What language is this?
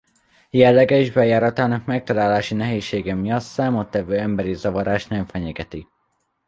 Hungarian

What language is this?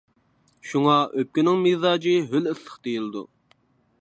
Uyghur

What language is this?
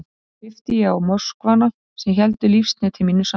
Icelandic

